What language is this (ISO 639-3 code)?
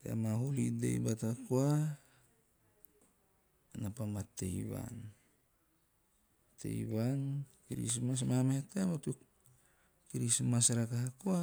tio